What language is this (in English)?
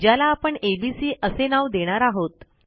Marathi